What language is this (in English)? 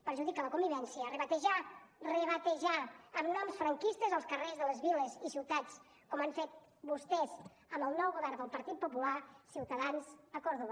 Catalan